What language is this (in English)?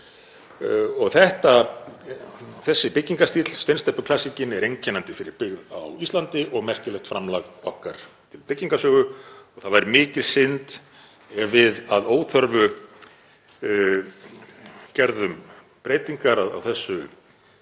Icelandic